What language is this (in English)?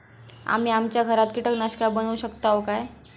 Marathi